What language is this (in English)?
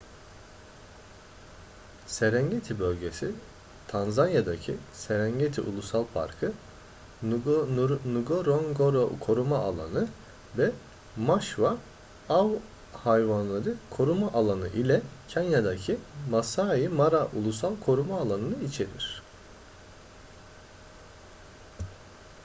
Turkish